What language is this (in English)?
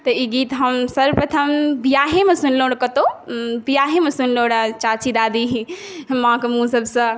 Maithili